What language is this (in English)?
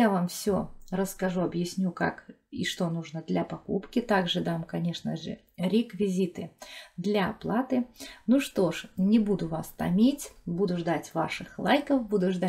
Russian